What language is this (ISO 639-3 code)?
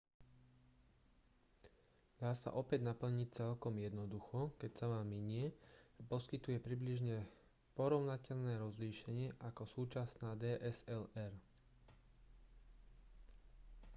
slk